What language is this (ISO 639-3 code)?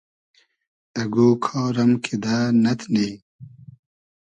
haz